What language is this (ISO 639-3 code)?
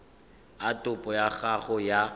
tsn